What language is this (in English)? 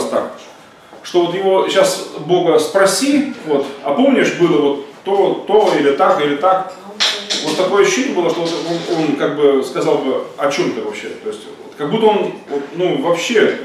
Russian